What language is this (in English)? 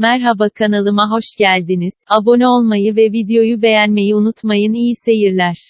Turkish